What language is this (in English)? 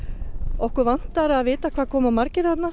Icelandic